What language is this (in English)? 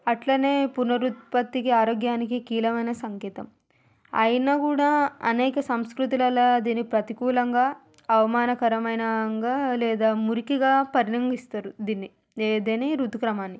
Telugu